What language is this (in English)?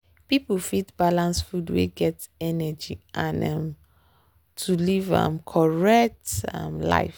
Nigerian Pidgin